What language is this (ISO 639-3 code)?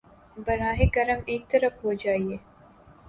urd